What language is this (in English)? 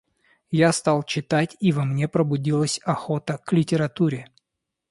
Russian